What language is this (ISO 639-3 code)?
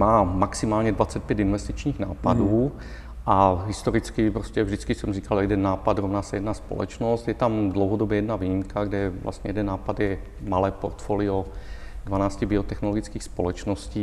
ces